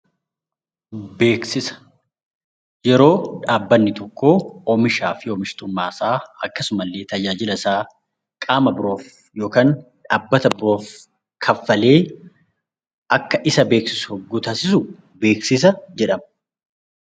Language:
Oromo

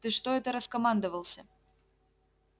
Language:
Russian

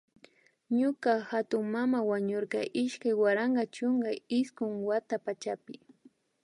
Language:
Imbabura Highland Quichua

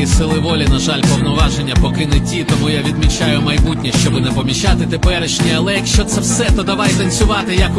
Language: Ukrainian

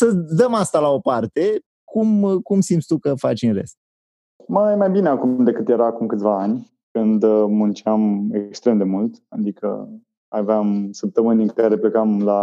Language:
Romanian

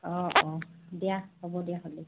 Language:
Assamese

